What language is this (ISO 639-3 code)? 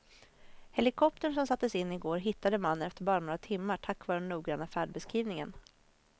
swe